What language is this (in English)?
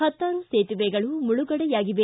Kannada